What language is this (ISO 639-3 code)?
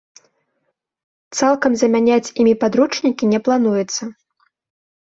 bel